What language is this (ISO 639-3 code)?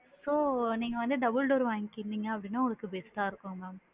tam